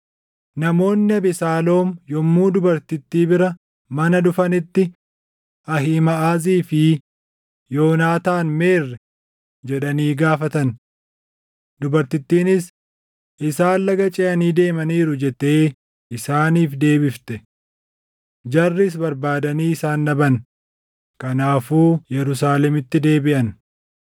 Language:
Oromo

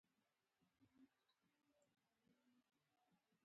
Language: Pashto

